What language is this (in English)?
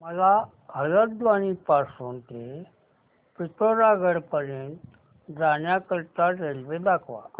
Marathi